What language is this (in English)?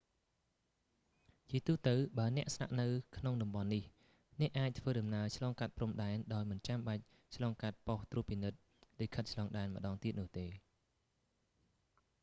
Khmer